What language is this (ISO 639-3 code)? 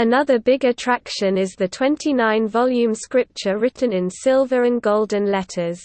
eng